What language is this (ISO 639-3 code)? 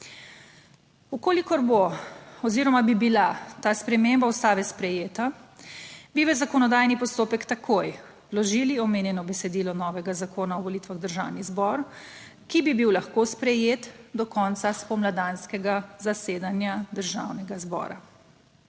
slv